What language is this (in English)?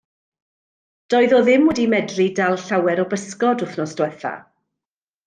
Welsh